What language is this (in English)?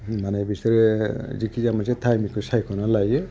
Bodo